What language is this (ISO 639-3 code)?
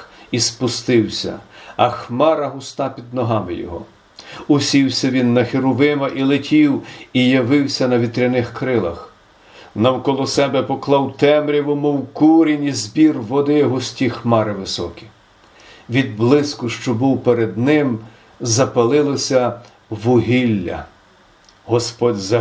ukr